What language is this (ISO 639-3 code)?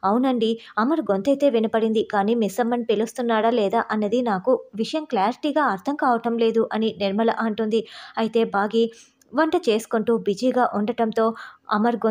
tel